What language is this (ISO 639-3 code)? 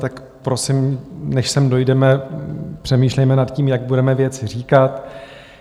ces